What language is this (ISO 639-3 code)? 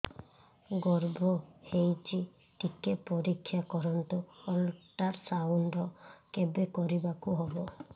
ori